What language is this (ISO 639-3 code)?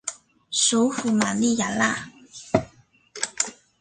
zho